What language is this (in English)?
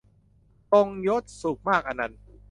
Thai